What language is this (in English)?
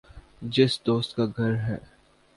Urdu